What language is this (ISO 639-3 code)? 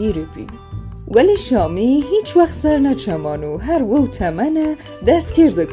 fas